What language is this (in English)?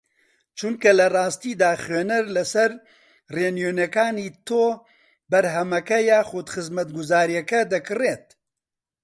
Central Kurdish